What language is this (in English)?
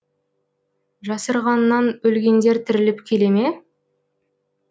Kazakh